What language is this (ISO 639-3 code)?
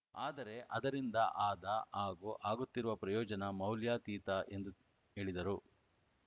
kan